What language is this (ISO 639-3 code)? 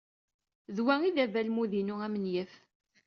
kab